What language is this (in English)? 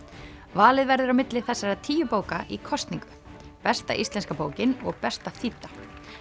Icelandic